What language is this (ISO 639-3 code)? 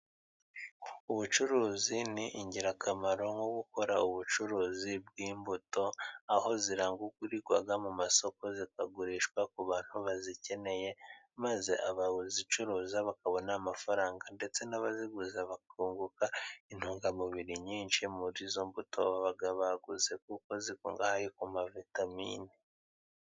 kin